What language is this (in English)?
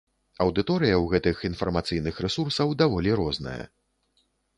Belarusian